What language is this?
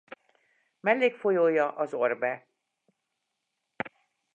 Hungarian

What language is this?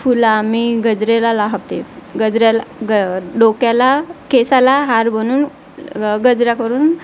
Marathi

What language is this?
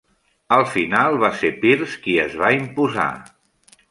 Catalan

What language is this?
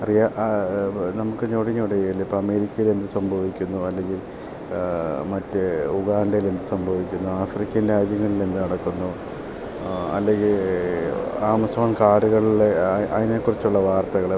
Malayalam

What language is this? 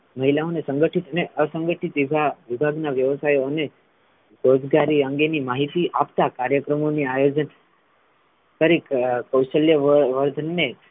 Gujarati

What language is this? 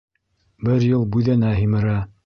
Bashkir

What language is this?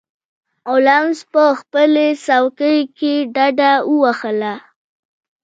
Pashto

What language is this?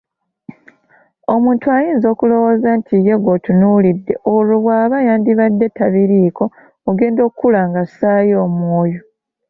Ganda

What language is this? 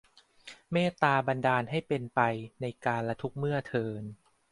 Thai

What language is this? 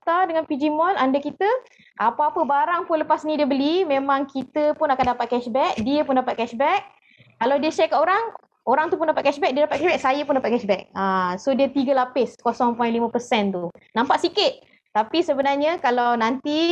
Malay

